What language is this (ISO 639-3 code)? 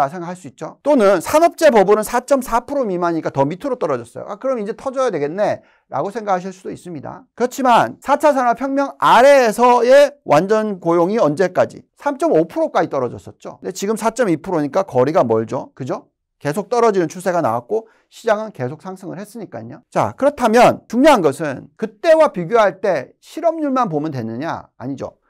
kor